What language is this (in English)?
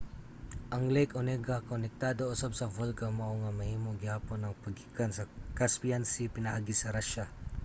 Cebuano